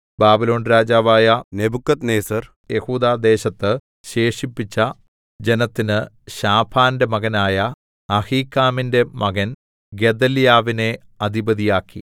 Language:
Malayalam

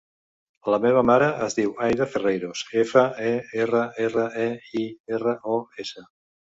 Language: Catalan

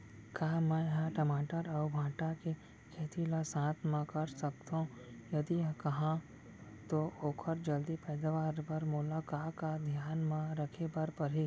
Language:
Chhattisgarhi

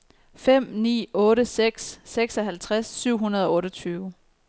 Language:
Danish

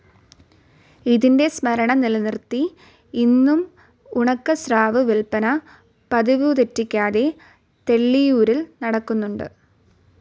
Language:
Malayalam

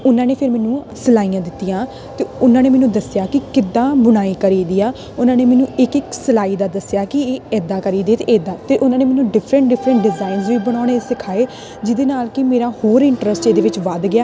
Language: Punjabi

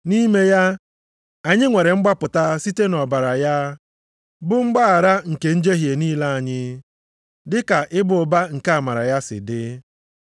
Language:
Igbo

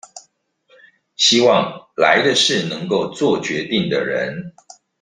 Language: Chinese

